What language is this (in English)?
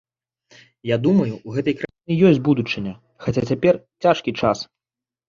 Belarusian